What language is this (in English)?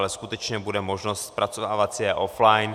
Czech